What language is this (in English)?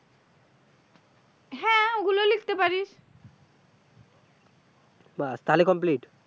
Bangla